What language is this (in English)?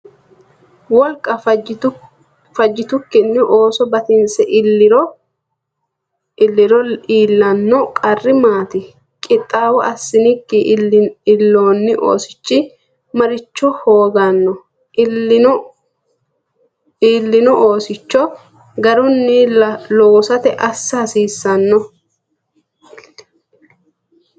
Sidamo